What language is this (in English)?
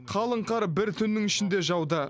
Kazakh